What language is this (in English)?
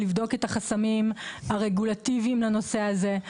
Hebrew